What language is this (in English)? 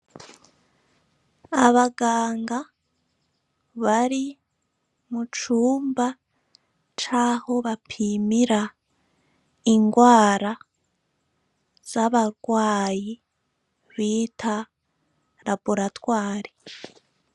Rundi